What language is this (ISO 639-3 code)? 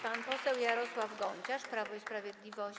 pol